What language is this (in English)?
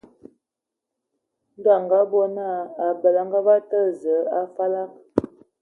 Ewondo